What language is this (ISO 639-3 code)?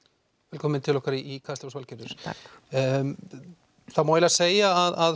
isl